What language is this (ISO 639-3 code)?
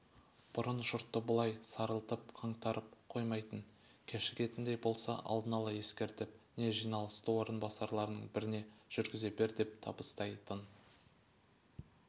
kaz